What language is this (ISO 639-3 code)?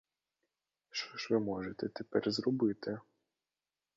ukr